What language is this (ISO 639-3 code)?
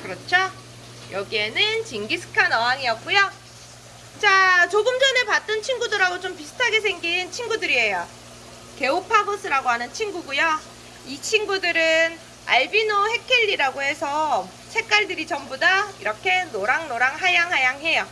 kor